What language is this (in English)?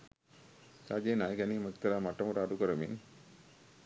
Sinhala